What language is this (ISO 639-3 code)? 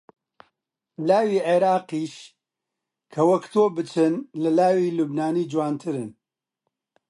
ckb